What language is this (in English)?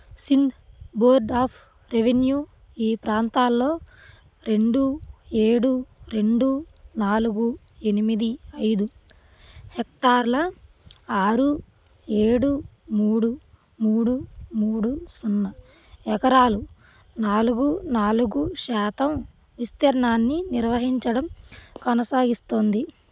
Telugu